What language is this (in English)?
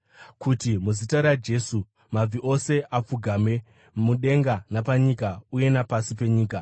Shona